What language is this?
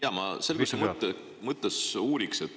Estonian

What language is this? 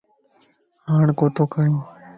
Lasi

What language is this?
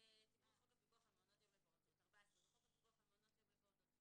Hebrew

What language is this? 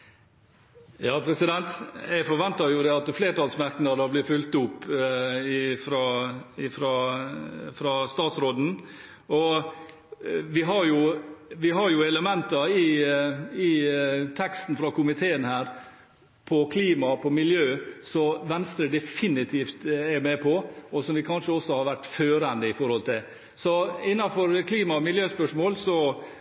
Norwegian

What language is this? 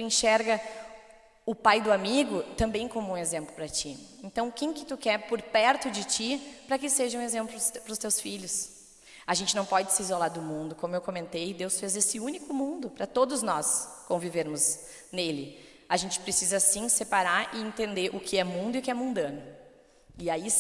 Portuguese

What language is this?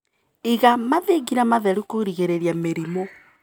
Kikuyu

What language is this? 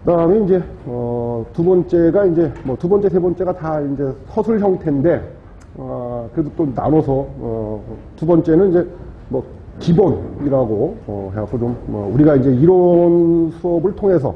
Korean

